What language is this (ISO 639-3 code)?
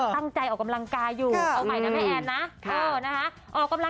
tha